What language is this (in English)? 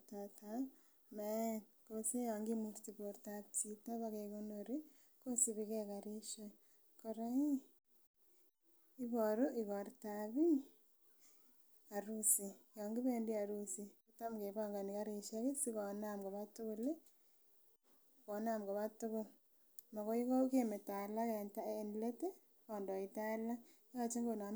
Kalenjin